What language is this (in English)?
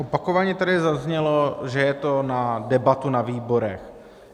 Czech